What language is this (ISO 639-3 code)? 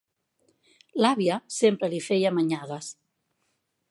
cat